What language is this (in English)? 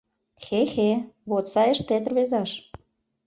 Mari